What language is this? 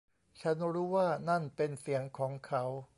Thai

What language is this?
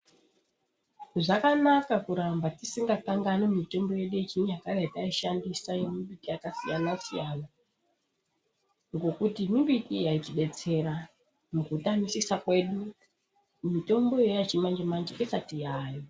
Ndau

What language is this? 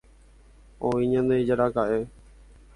Guarani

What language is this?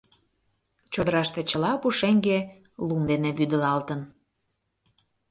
Mari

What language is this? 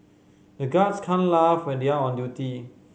English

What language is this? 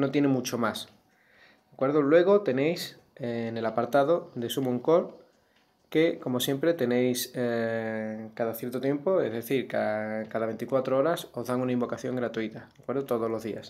Spanish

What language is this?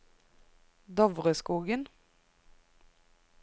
Norwegian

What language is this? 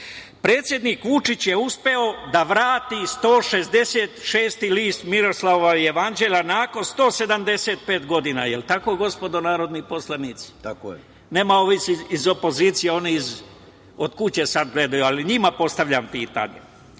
Serbian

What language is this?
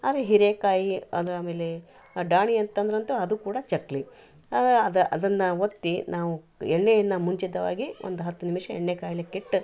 Kannada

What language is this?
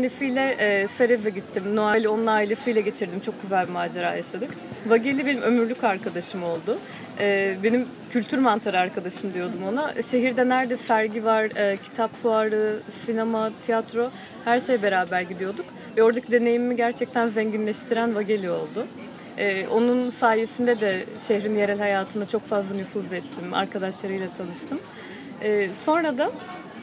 Turkish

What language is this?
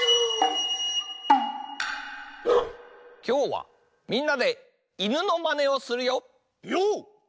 Japanese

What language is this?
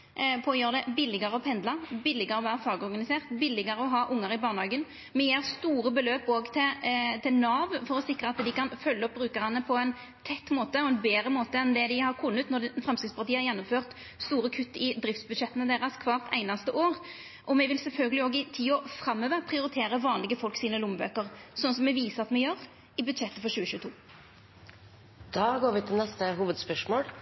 Norwegian Nynorsk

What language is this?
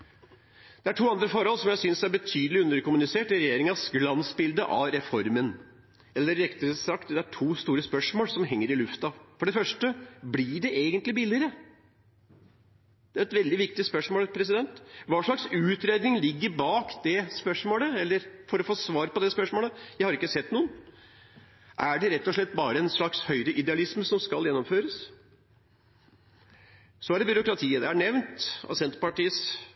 Norwegian Bokmål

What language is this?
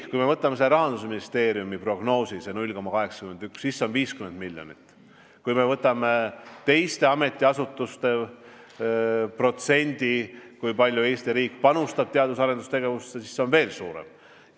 Estonian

